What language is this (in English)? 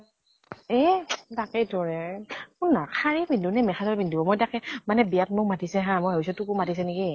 Assamese